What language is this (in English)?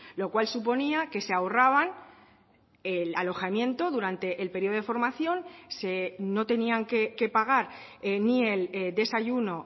Spanish